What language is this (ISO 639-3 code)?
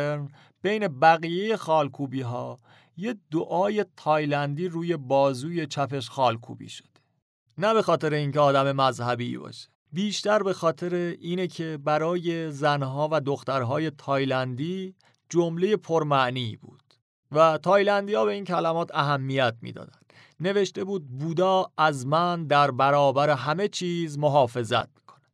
fas